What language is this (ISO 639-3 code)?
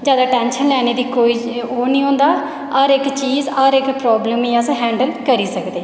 doi